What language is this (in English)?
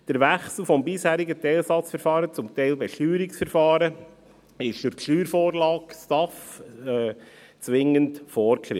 Swiss German